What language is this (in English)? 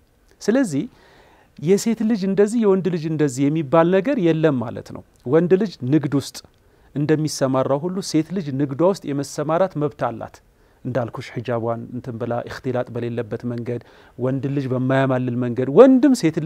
Arabic